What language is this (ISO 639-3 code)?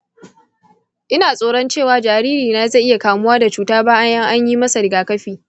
hau